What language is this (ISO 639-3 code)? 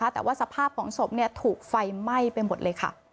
tha